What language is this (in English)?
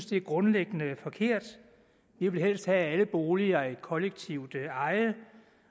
Danish